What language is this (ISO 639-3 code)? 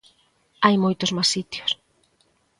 glg